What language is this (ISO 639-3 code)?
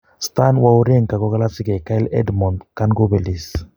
kln